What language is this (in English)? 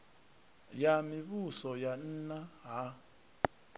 Venda